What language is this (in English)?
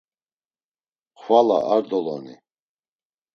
Laz